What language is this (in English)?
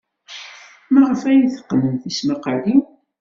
Kabyle